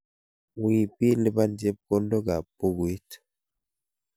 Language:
Kalenjin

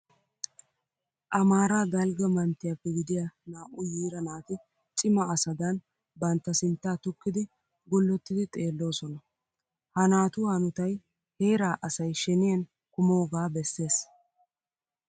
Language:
Wolaytta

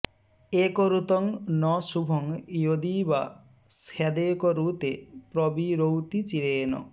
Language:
Sanskrit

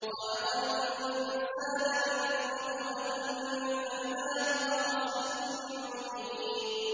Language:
Arabic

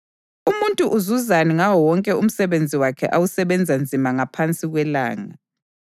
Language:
North Ndebele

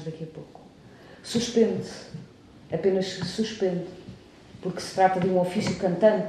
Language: Portuguese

